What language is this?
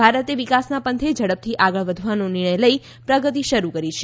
Gujarati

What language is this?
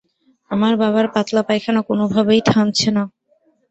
Bangla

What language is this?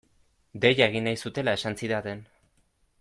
Basque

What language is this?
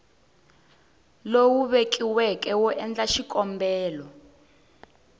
Tsonga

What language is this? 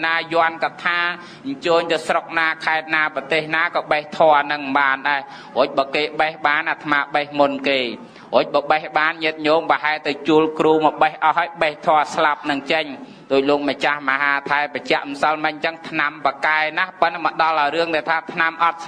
Thai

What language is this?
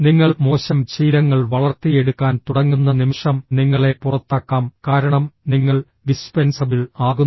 Malayalam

